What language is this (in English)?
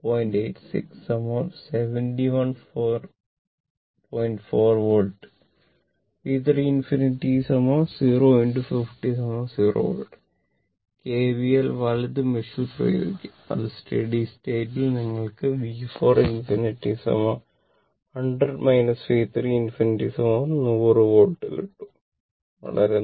Malayalam